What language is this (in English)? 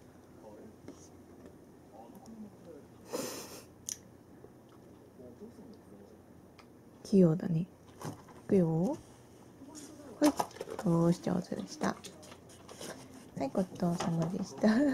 Japanese